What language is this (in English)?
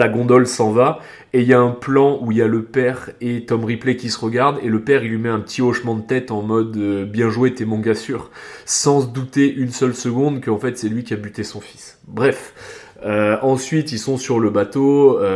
French